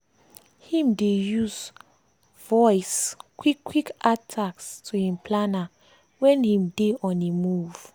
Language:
Nigerian Pidgin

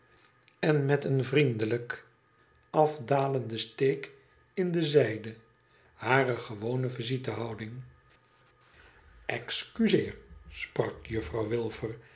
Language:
Dutch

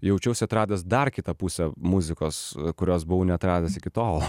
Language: Lithuanian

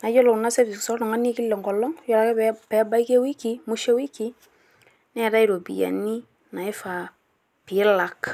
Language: Masai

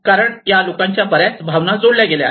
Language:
Marathi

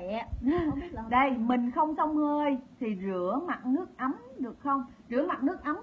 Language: Vietnamese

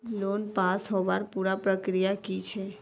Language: Magahi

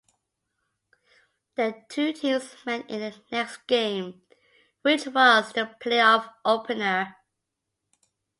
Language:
English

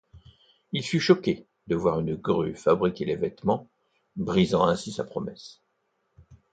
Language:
French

